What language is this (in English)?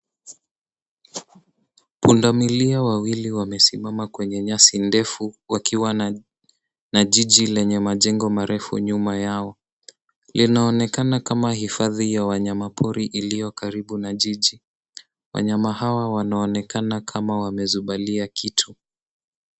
Swahili